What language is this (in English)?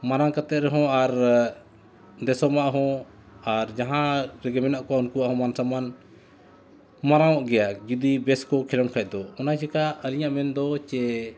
Santali